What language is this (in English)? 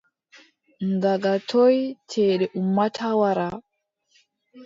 Adamawa Fulfulde